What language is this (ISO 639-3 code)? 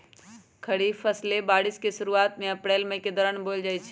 mag